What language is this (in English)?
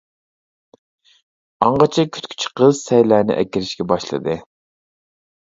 Uyghur